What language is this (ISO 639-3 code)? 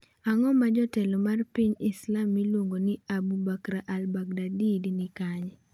luo